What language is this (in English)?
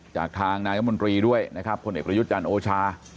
Thai